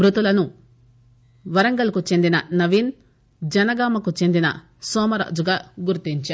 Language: Telugu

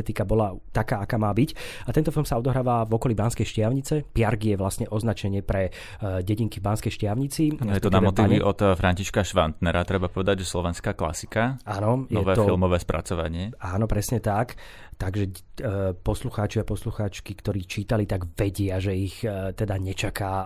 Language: Slovak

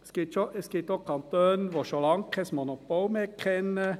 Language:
Swiss German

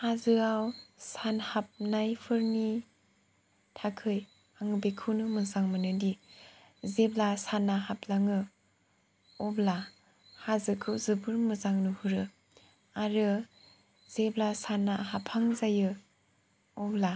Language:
Bodo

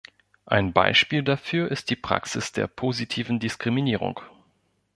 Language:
German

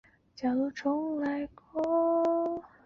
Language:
Chinese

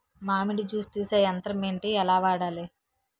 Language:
Telugu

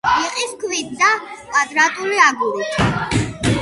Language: Georgian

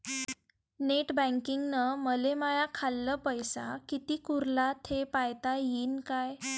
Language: Marathi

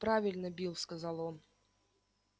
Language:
Russian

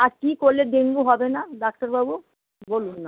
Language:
Bangla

